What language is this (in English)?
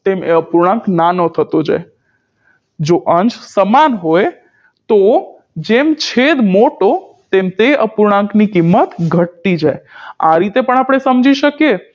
Gujarati